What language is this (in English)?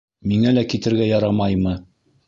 Bashkir